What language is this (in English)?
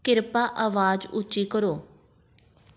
Punjabi